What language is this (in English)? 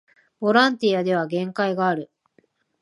Japanese